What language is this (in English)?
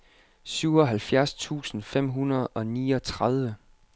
Danish